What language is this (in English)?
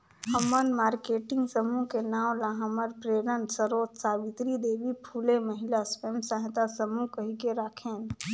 Chhattisgarhi